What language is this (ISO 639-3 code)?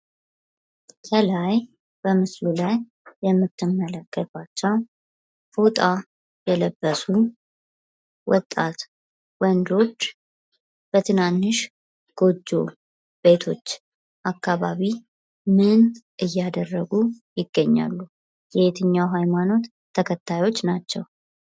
amh